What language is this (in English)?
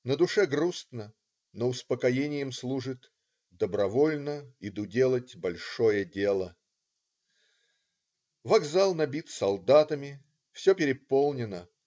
Russian